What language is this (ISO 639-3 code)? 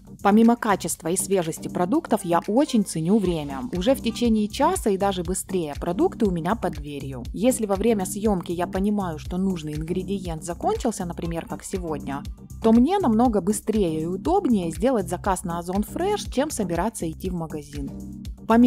rus